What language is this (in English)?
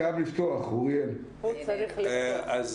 Hebrew